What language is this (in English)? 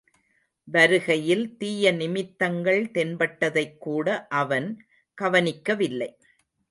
Tamil